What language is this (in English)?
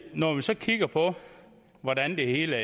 Danish